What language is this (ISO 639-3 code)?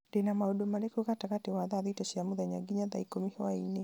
kik